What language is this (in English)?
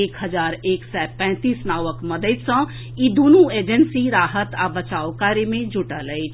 Maithili